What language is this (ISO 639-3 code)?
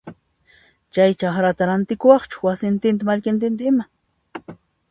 qxp